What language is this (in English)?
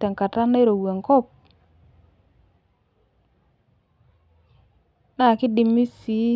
Masai